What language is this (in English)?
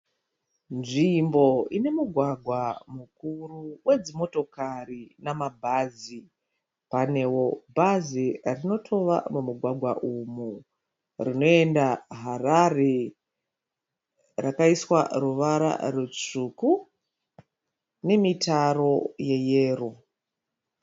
Shona